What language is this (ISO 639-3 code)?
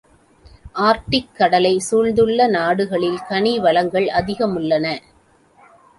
tam